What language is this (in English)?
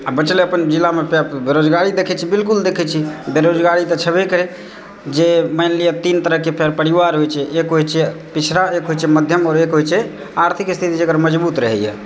Maithili